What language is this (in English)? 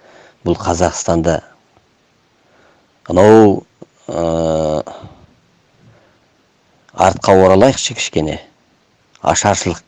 Turkish